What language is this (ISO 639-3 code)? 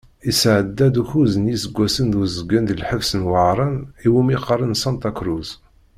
kab